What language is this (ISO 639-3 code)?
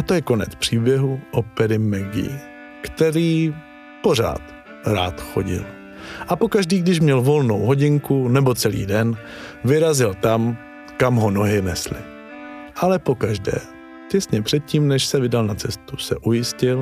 ces